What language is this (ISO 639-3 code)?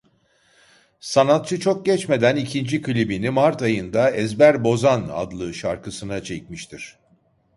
tur